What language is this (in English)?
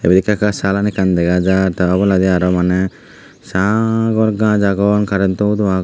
Chakma